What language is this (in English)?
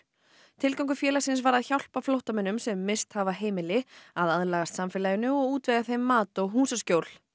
Icelandic